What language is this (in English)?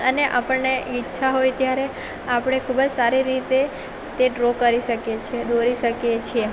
Gujarati